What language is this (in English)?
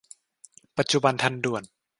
Thai